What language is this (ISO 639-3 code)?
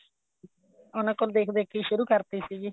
pan